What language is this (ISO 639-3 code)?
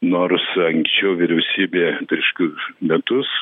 lit